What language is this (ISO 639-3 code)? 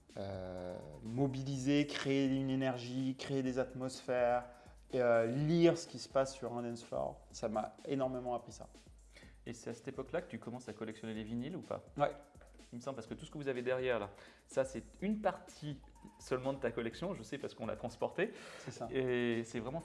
fra